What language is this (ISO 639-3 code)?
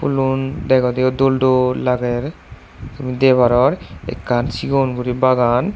ccp